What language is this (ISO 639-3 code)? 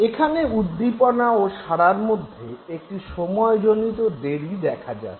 ben